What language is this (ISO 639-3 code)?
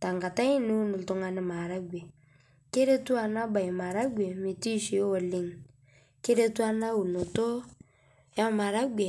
mas